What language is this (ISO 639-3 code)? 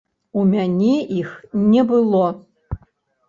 bel